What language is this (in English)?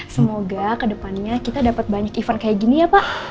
Indonesian